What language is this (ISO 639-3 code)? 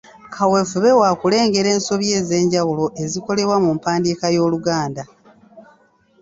lug